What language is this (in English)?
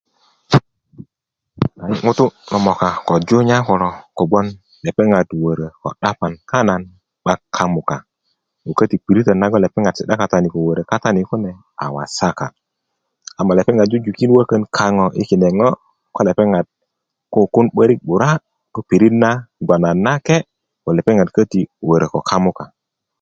Kuku